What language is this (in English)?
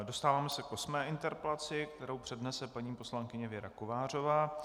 Czech